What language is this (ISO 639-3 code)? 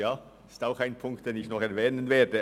gsw